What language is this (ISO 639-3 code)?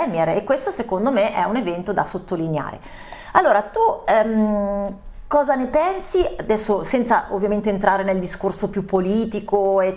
ita